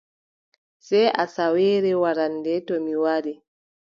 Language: Adamawa Fulfulde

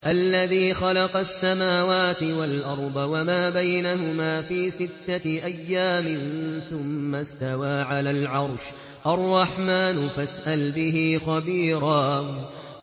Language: Arabic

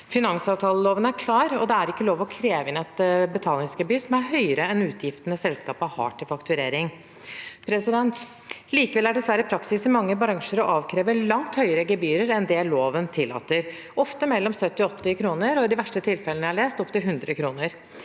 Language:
Norwegian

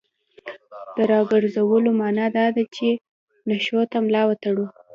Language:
Pashto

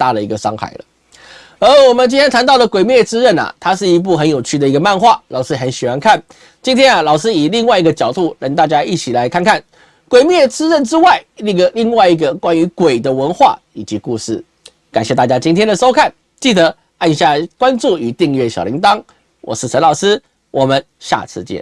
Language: Chinese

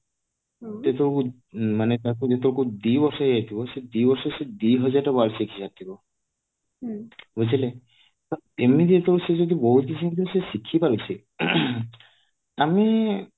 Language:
Odia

